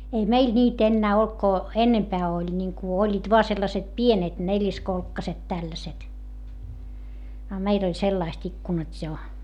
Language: Finnish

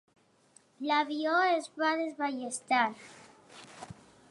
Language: Catalan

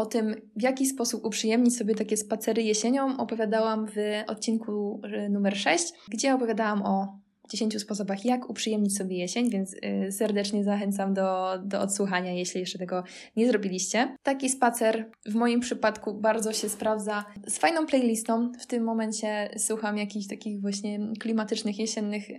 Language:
Polish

